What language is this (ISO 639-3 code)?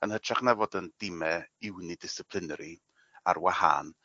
cym